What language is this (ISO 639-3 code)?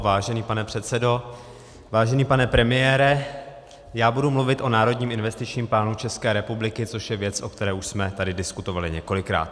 ces